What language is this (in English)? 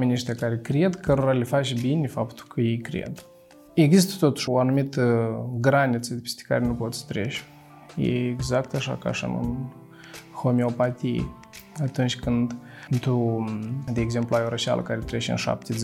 Romanian